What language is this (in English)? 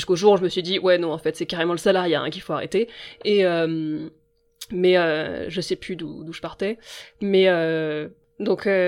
French